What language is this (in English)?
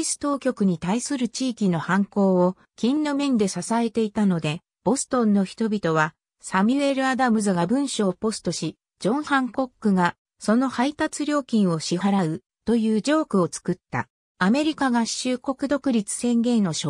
Japanese